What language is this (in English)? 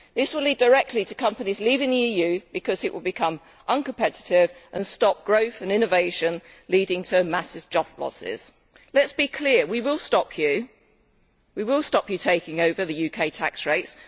English